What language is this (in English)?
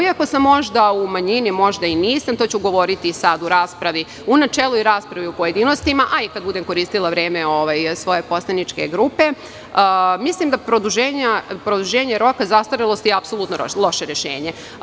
Serbian